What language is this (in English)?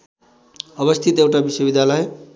Nepali